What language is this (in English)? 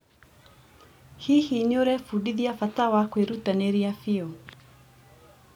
Kikuyu